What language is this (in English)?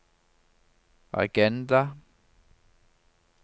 Norwegian